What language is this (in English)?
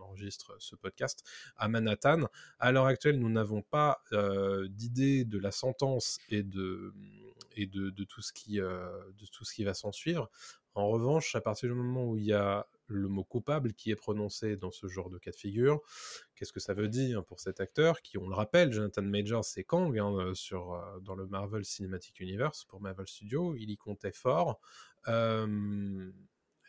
French